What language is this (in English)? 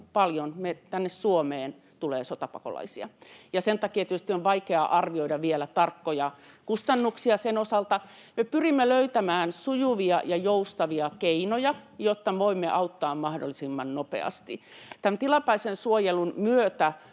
Finnish